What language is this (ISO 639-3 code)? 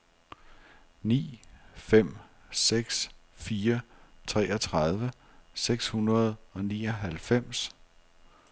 dan